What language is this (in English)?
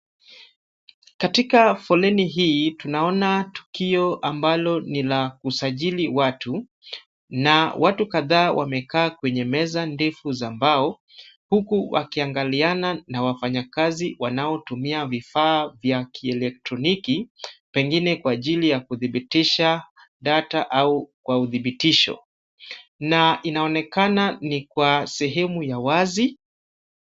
Swahili